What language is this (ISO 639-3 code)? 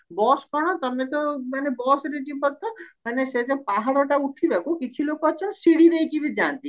ori